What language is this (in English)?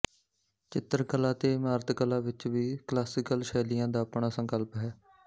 Punjabi